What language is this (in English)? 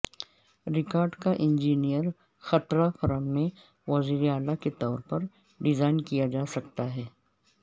Urdu